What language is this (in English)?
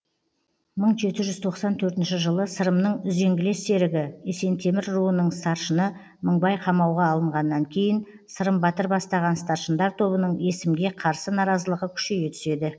Kazakh